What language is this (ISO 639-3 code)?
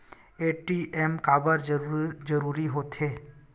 hne